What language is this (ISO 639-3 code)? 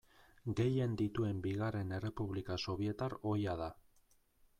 eus